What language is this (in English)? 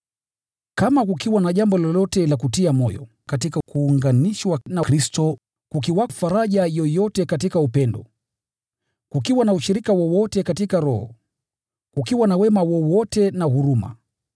Swahili